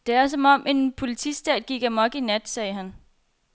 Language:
Danish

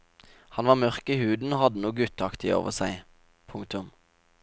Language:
Norwegian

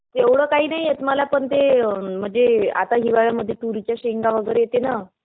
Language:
Marathi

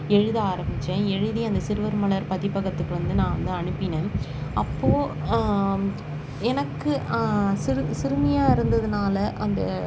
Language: Tamil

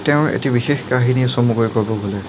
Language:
Assamese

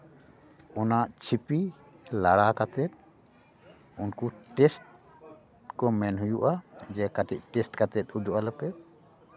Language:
Santali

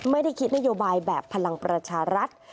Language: Thai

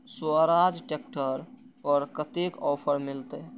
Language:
Maithili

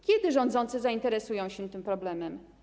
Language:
Polish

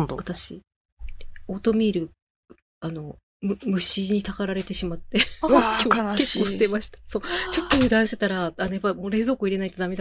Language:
Japanese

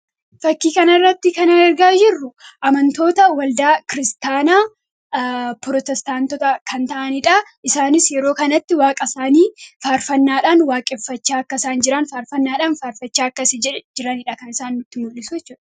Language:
Oromo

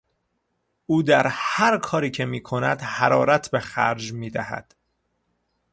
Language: Persian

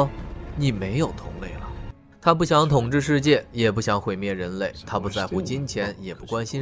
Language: Chinese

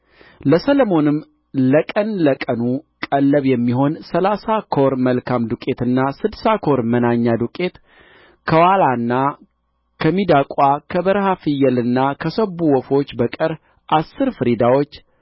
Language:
Amharic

